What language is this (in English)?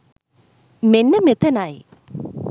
Sinhala